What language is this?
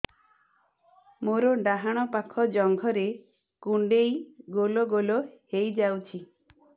Odia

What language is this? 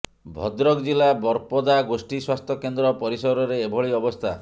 Odia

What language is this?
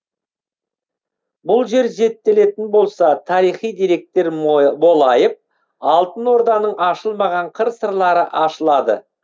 Kazakh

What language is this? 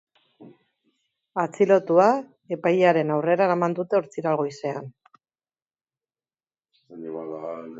Basque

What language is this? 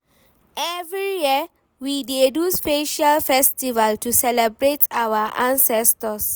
Nigerian Pidgin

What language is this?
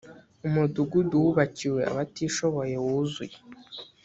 Kinyarwanda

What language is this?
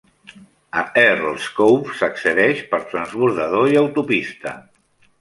Catalan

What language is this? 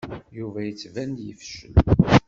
Kabyle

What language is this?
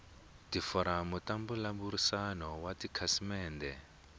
Tsonga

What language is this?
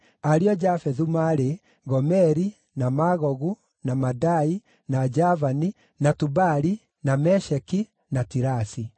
Kikuyu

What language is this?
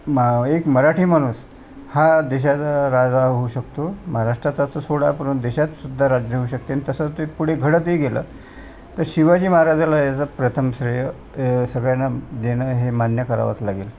Marathi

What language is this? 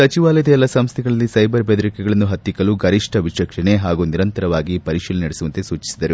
Kannada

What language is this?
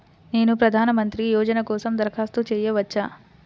Telugu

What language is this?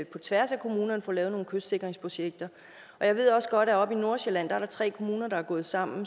Danish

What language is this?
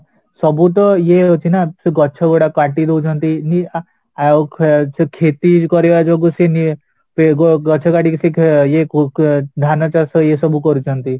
Odia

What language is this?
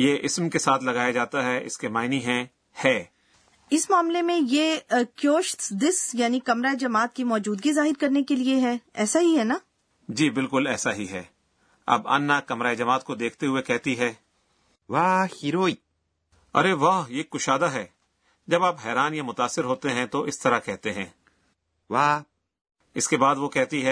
Urdu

